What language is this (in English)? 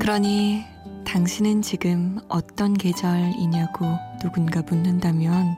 Korean